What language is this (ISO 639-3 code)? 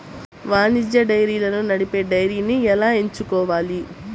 tel